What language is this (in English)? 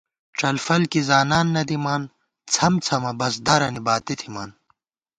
Gawar-Bati